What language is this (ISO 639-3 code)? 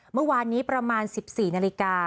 tha